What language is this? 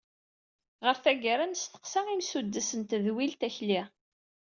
Kabyle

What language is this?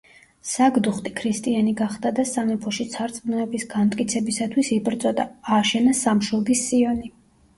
Georgian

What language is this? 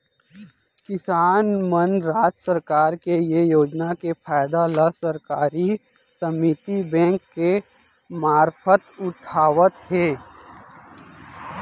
Chhattisgarhi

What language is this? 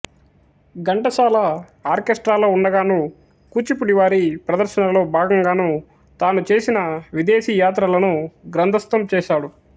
Telugu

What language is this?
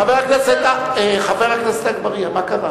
Hebrew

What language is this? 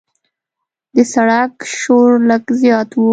Pashto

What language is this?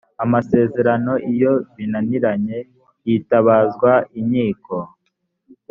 Kinyarwanda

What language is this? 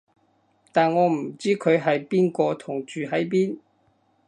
Cantonese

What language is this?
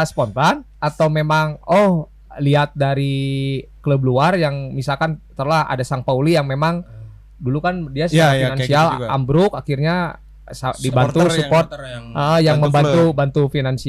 Indonesian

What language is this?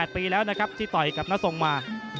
Thai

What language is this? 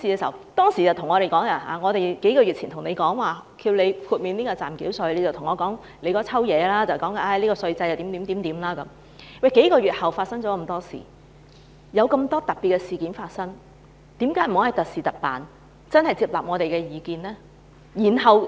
Cantonese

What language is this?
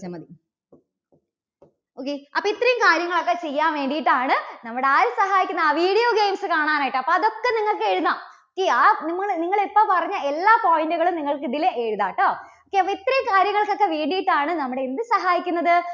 Malayalam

